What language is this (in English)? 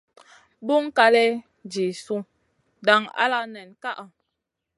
Masana